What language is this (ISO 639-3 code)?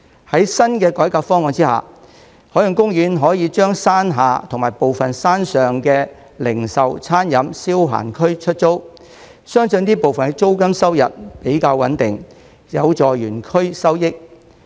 yue